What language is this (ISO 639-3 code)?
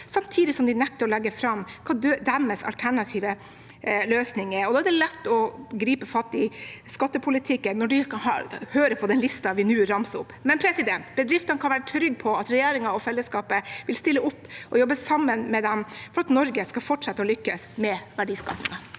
nor